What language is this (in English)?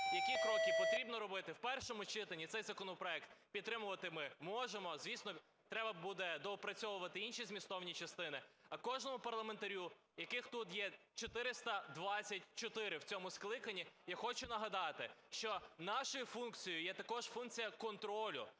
Ukrainian